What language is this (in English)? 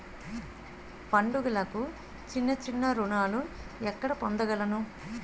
Telugu